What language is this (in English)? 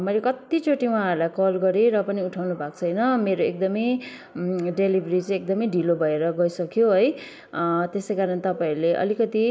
Nepali